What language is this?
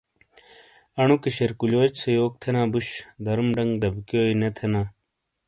Shina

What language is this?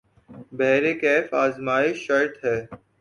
Urdu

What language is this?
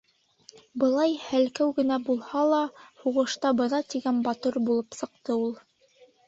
Bashkir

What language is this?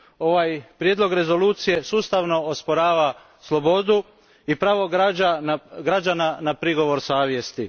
Croatian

